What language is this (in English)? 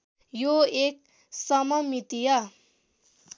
Nepali